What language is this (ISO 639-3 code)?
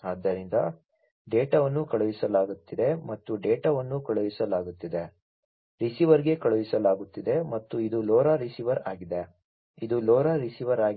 kan